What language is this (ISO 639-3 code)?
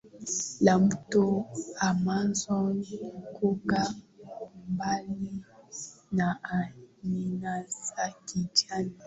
swa